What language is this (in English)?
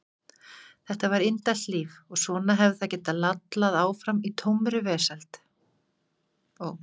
Icelandic